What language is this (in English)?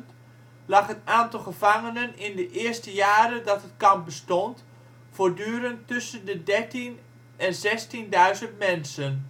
Dutch